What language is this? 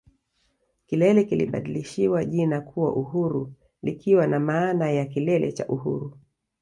Swahili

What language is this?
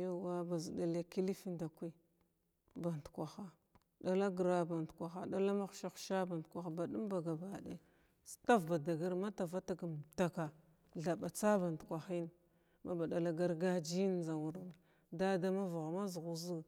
Glavda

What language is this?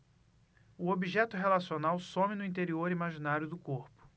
Portuguese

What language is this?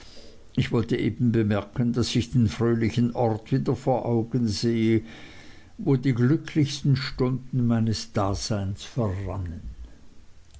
German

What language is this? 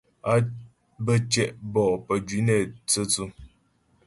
Ghomala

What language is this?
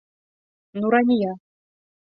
Bashkir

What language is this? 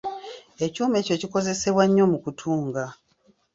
Ganda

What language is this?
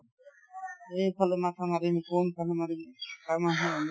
Assamese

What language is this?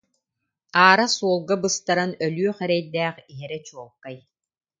Yakut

